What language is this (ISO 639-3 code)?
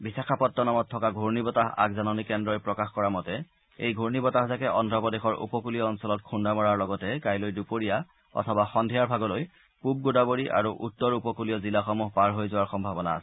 asm